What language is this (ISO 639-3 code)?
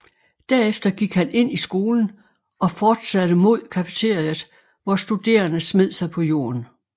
dan